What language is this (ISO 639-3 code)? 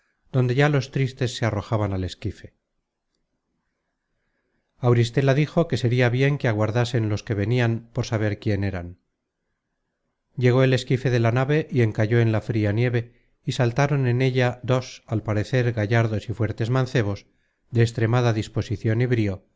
spa